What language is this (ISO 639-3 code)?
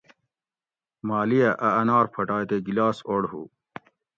gwc